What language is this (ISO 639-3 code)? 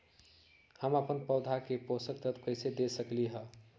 mag